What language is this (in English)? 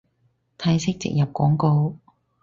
Cantonese